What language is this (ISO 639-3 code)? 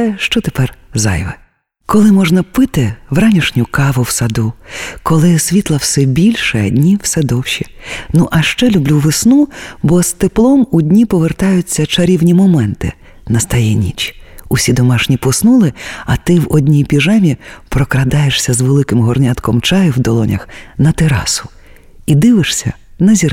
ukr